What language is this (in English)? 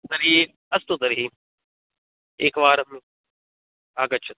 Sanskrit